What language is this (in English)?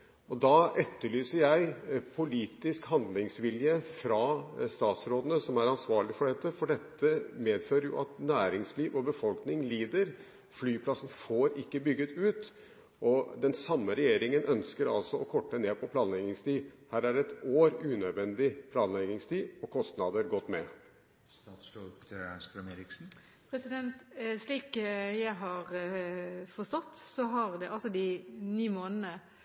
Norwegian Bokmål